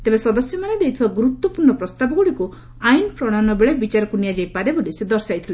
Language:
Odia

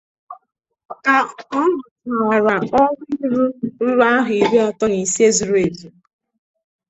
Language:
Igbo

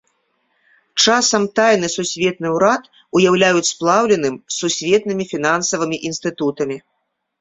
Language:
Belarusian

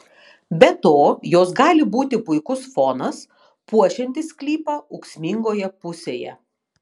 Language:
Lithuanian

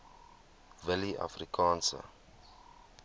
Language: Afrikaans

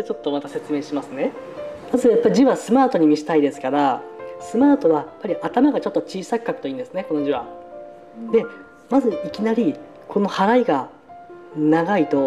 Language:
Japanese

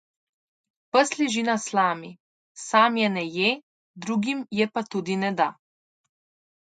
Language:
Slovenian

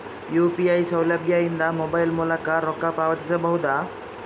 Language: Kannada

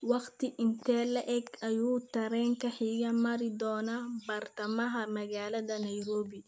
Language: Somali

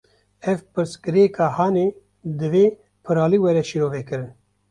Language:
Kurdish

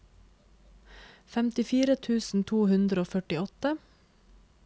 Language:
Norwegian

